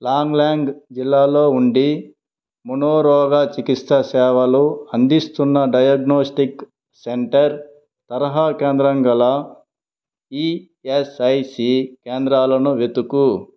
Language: Telugu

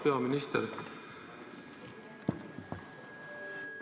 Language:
Estonian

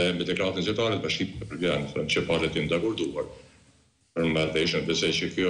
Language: Romanian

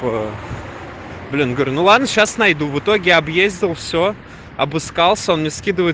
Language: Russian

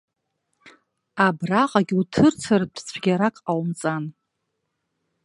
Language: Abkhazian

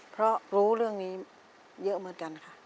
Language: Thai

